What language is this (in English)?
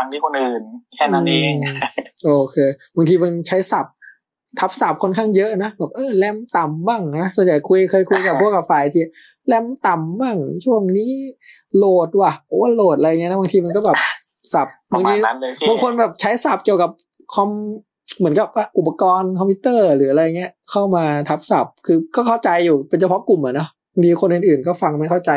Thai